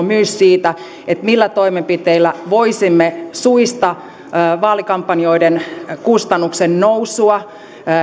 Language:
Finnish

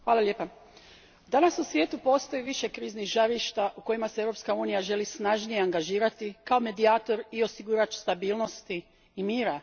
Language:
Croatian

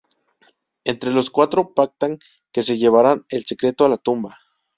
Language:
Spanish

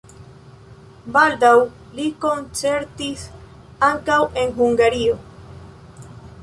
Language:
Esperanto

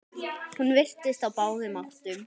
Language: Icelandic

